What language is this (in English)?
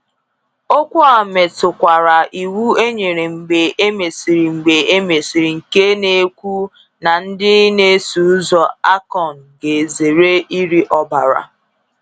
Igbo